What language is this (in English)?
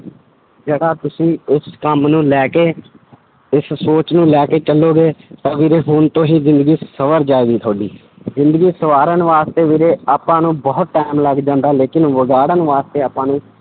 Punjabi